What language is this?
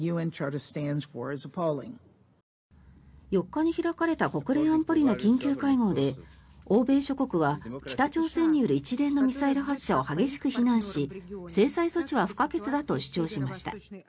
Japanese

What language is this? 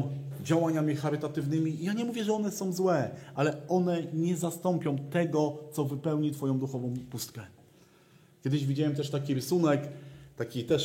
Polish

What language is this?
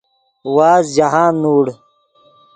Yidgha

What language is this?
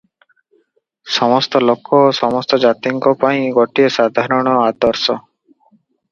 Odia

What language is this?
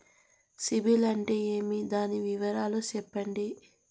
Telugu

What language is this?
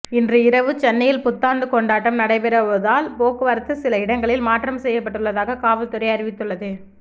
Tamil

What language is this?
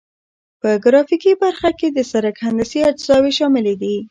Pashto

